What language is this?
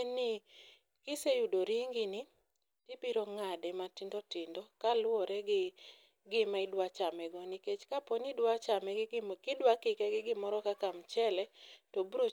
Luo (Kenya and Tanzania)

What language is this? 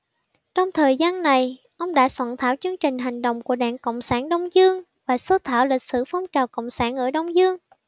Vietnamese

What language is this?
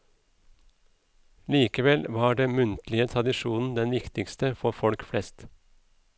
Norwegian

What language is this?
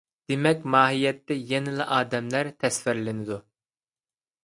Uyghur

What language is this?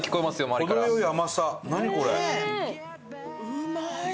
Japanese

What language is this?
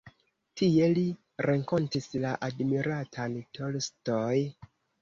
Esperanto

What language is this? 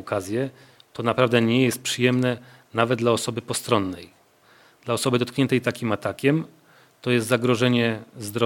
Polish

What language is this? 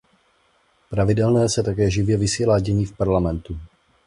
Czech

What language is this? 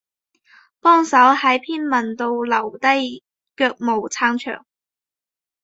Cantonese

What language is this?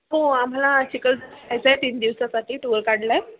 Marathi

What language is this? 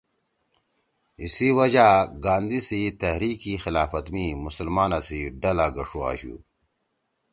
Torwali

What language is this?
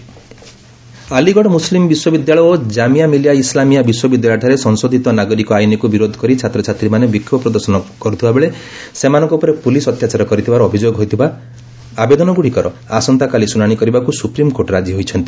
Odia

